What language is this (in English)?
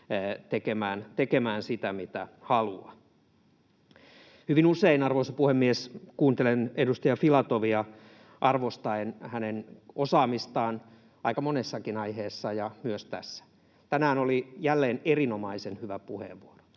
Finnish